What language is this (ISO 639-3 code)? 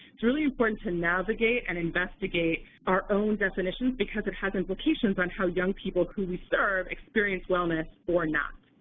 eng